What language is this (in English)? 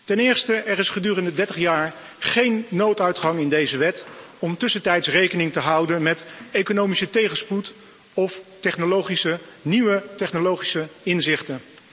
Dutch